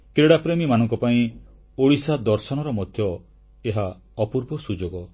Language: Odia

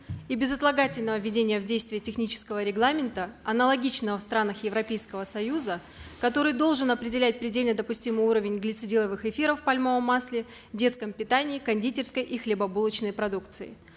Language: Kazakh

